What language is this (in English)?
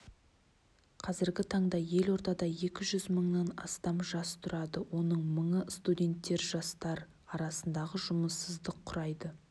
Kazakh